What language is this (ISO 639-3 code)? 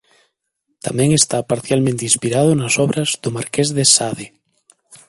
glg